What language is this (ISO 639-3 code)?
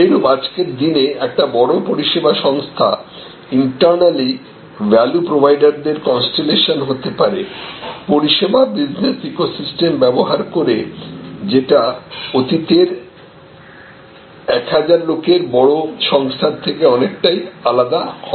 ben